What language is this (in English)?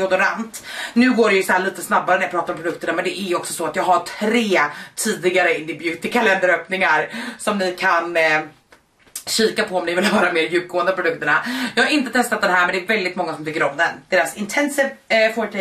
Swedish